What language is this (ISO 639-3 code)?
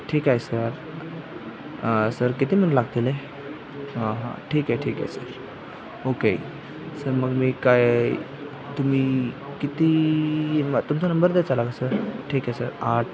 mar